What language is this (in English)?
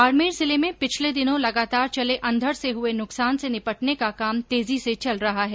Hindi